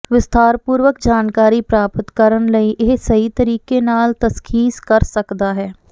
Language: Punjabi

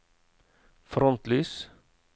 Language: Norwegian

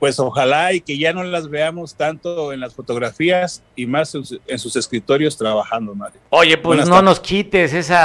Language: Spanish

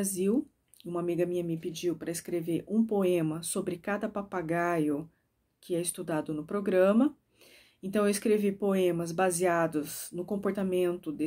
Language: Portuguese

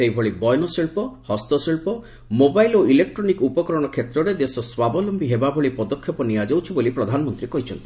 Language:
Odia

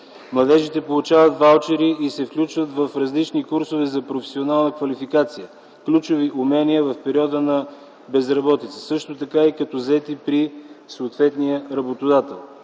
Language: Bulgarian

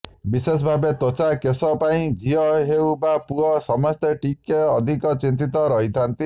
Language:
Odia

